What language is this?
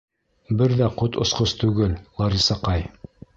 Bashkir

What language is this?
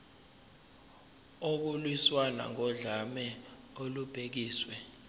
Zulu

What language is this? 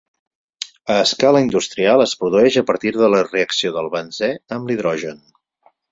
Catalan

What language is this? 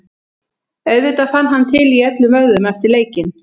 Icelandic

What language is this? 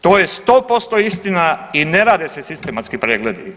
Croatian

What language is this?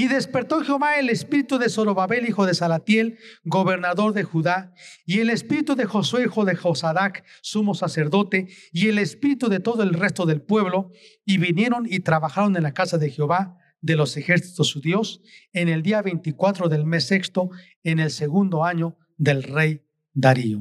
Spanish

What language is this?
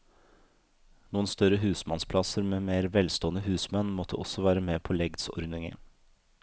Norwegian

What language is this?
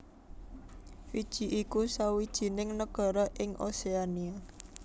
Javanese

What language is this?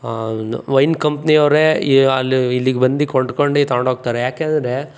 Kannada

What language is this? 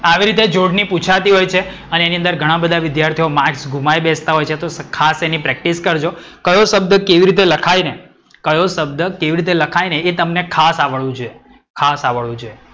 Gujarati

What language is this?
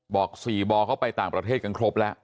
Thai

